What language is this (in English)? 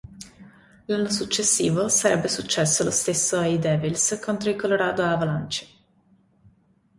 Italian